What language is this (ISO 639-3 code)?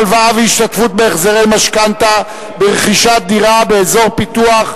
heb